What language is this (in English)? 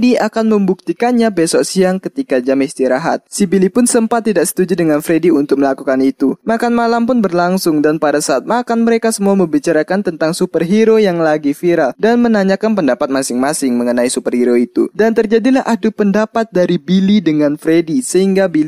Indonesian